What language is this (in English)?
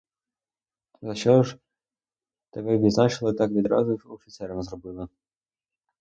Ukrainian